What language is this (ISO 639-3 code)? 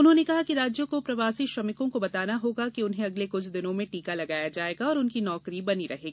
hin